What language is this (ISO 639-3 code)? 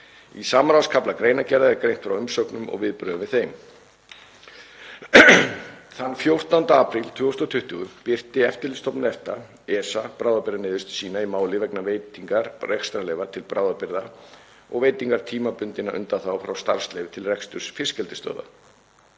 isl